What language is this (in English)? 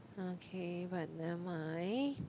English